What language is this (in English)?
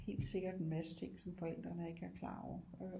Danish